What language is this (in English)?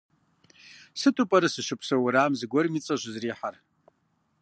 Kabardian